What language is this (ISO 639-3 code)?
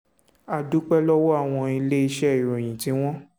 yor